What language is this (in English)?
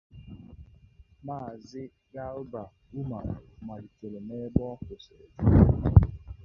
Igbo